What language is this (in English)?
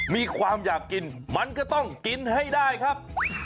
Thai